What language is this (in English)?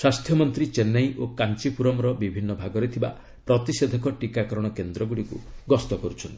Odia